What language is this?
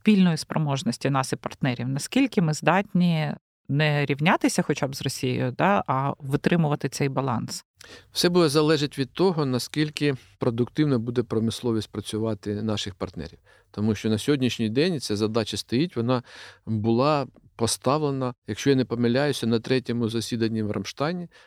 Ukrainian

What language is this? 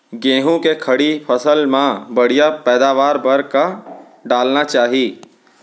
Chhattisgarhi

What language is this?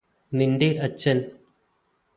Malayalam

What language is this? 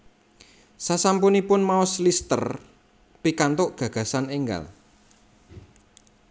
Javanese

